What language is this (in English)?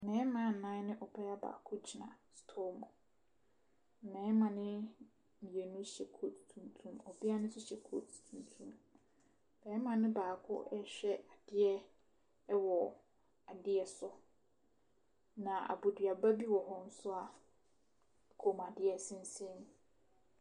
Akan